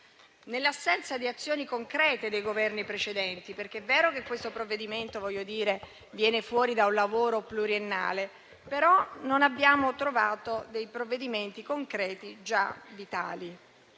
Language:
Italian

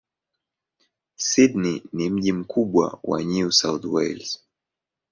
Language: Swahili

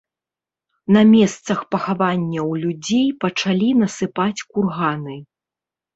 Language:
Belarusian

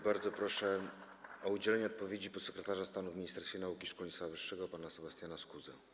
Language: Polish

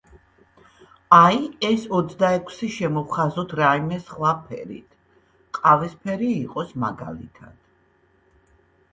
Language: Georgian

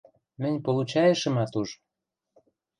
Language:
Western Mari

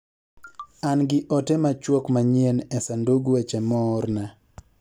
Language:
Luo (Kenya and Tanzania)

